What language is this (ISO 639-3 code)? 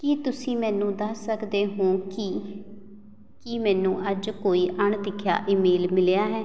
pan